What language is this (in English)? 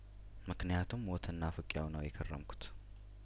Amharic